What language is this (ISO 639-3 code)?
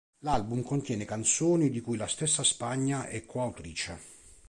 ita